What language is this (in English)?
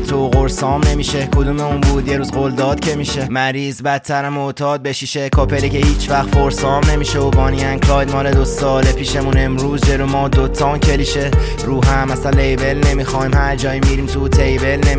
Persian